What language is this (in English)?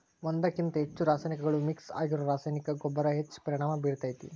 Kannada